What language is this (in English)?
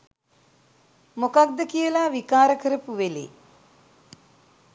Sinhala